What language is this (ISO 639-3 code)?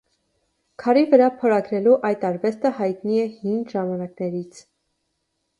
hye